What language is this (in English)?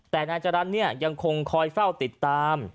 Thai